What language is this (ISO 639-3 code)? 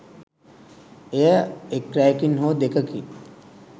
sin